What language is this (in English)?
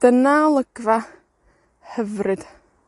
Welsh